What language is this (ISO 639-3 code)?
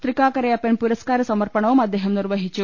mal